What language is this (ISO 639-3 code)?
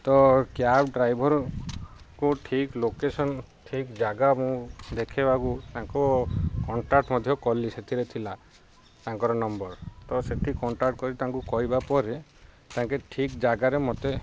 ori